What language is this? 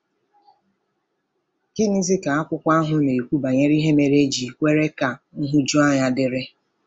Igbo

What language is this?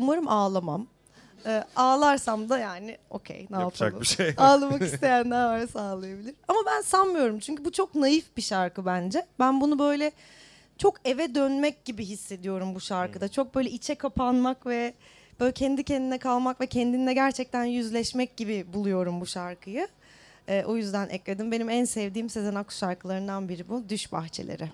Turkish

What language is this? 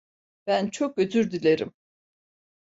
Turkish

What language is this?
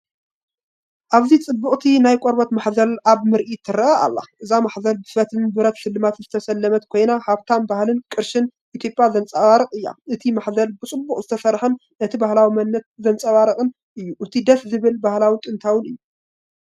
Tigrinya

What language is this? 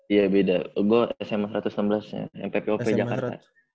Indonesian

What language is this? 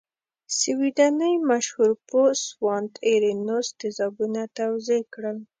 Pashto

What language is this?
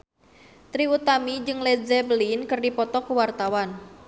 Sundanese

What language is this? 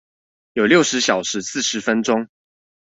Chinese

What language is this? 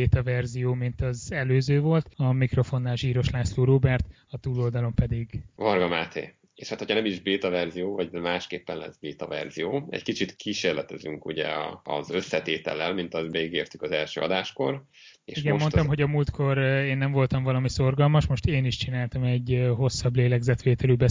Hungarian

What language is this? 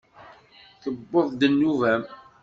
Kabyle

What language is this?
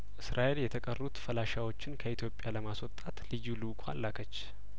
Amharic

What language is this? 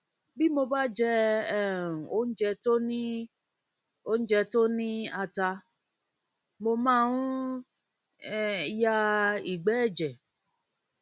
Yoruba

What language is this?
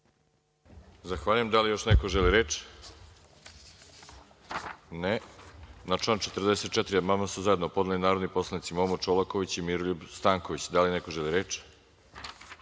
Serbian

